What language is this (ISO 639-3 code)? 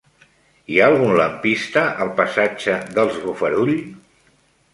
cat